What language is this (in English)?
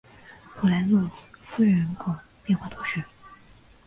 Chinese